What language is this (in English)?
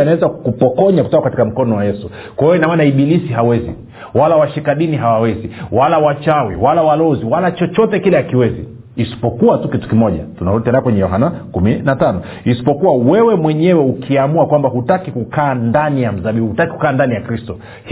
Swahili